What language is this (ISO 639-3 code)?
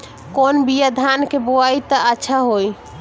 bho